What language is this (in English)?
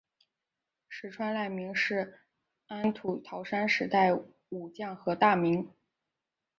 Chinese